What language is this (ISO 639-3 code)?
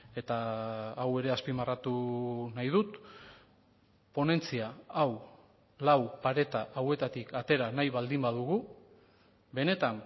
eus